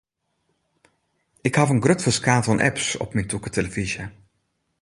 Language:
Western Frisian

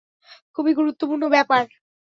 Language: Bangla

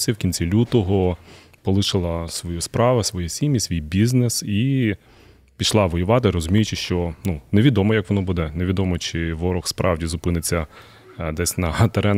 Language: Ukrainian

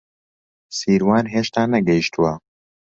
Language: Central Kurdish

